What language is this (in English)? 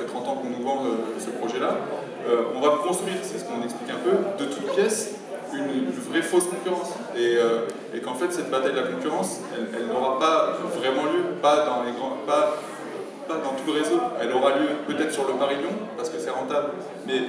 French